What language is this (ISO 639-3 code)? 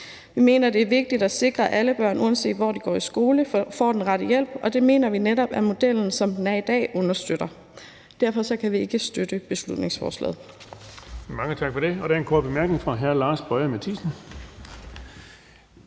dan